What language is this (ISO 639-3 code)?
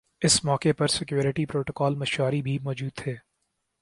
urd